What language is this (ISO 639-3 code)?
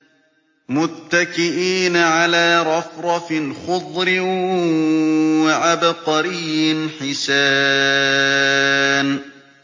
ara